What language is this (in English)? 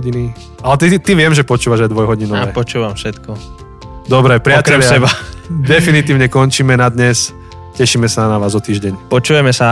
Slovak